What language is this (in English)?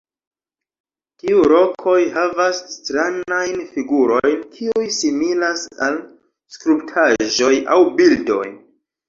Esperanto